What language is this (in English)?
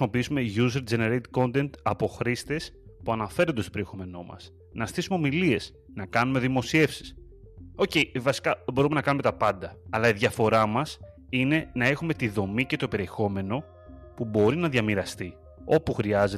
Greek